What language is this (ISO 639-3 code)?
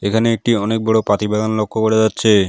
ben